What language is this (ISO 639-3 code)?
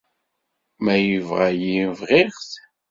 kab